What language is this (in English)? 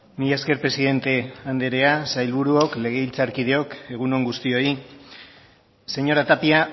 Basque